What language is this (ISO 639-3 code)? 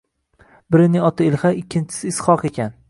uzb